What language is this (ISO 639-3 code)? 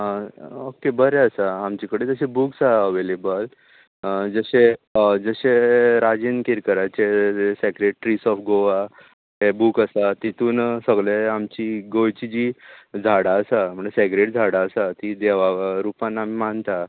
kok